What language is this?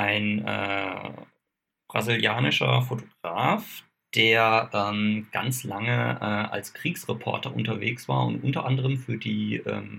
German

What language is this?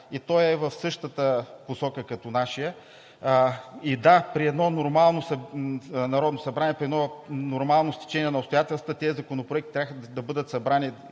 Bulgarian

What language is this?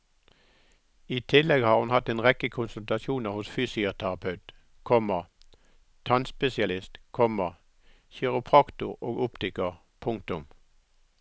Norwegian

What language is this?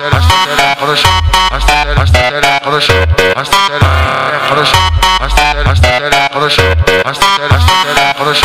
Romanian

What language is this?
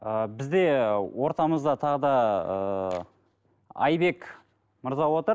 Kazakh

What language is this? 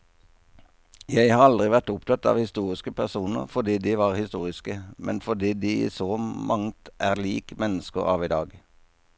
Norwegian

